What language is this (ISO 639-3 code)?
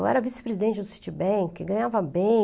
por